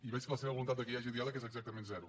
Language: Catalan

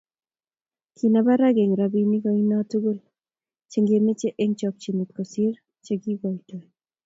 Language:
Kalenjin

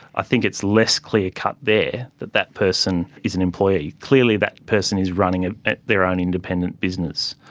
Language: English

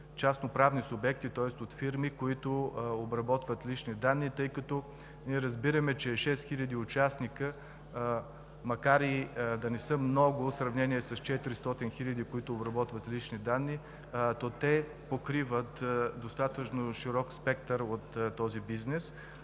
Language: Bulgarian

